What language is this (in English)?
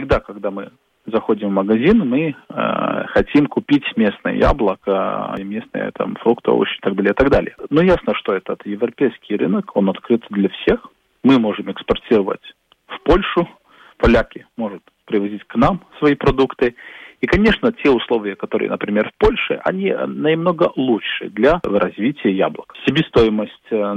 Russian